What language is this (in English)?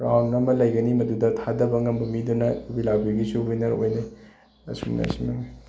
Manipuri